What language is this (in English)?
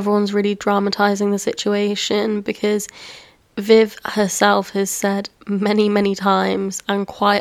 English